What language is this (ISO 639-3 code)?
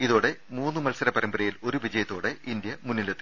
mal